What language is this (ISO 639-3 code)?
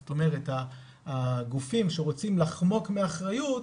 heb